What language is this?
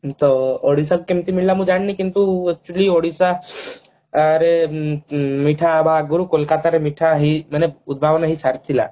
Odia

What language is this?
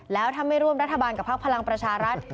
Thai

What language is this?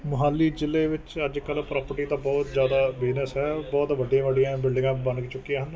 Punjabi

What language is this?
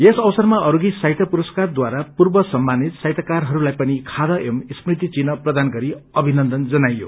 Nepali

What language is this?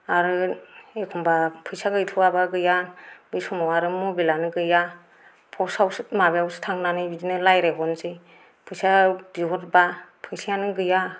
Bodo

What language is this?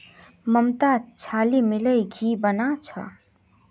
Magahi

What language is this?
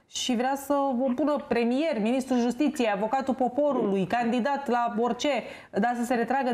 Romanian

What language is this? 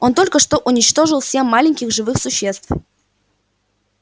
Russian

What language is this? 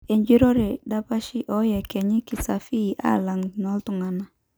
Masai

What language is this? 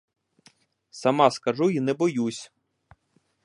Ukrainian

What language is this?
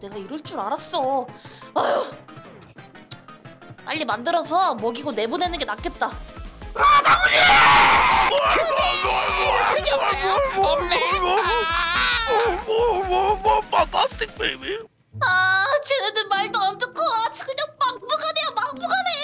Korean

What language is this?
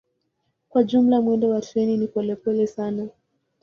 Swahili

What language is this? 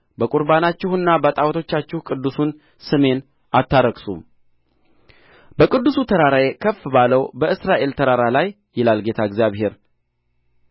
Amharic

